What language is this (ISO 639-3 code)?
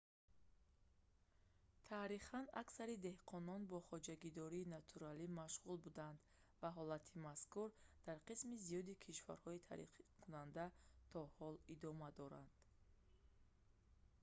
tgk